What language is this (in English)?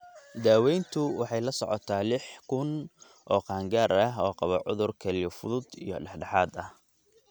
Somali